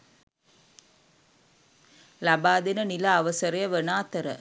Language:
Sinhala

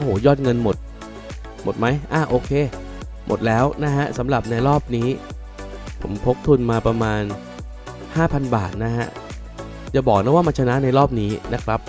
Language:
Thai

